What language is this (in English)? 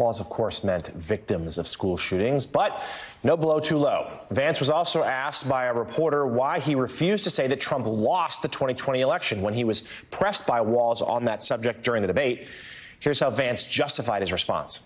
English